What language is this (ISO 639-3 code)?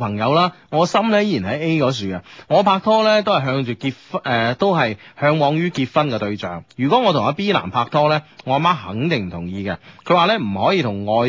zho